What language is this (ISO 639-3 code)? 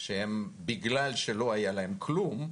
heb